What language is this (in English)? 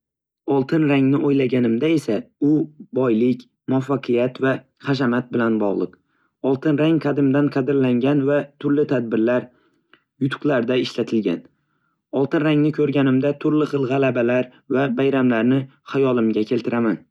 Uzbek